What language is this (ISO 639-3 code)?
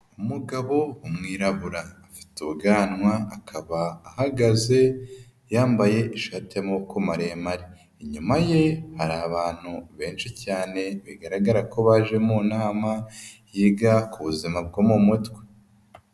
kin